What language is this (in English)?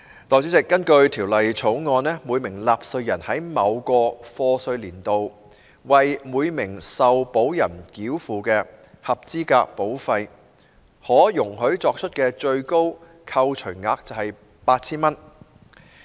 Cantonese